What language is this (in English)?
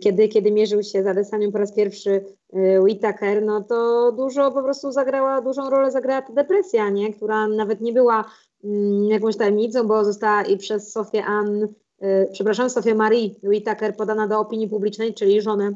Polish